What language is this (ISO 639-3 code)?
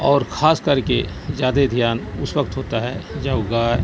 urd